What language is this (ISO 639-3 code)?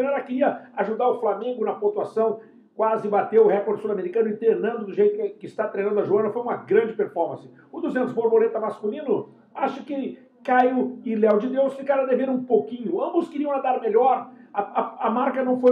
por